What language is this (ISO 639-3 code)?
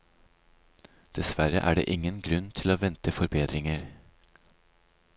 nor